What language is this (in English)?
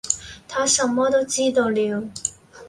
Cantonese